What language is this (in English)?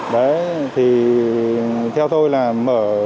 Vietnamese